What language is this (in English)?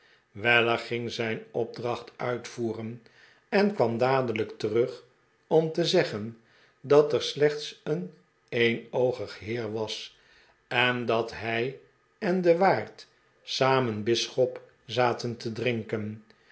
Dutch